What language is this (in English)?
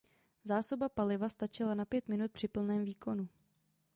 Czech